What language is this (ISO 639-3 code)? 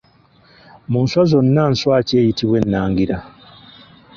lug